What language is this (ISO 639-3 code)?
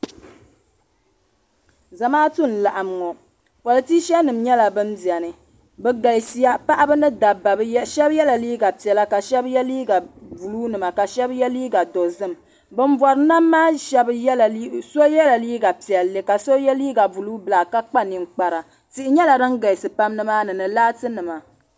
dag